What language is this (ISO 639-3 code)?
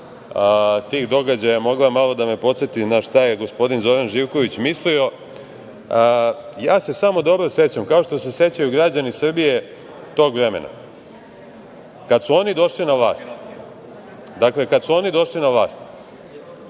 srp